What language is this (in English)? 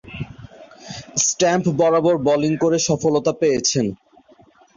Bangla